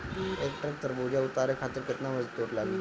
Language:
Bhojpuri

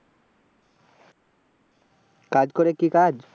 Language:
Bangla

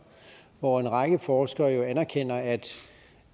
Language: Danish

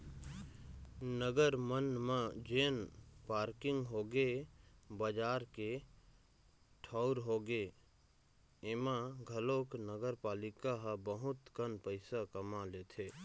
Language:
Chhattisgarhi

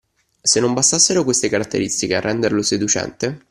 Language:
Italian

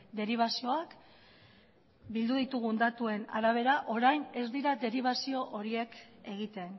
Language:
Basque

